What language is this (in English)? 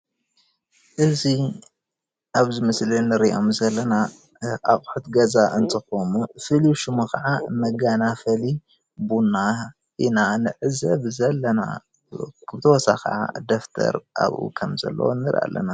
Tigrinya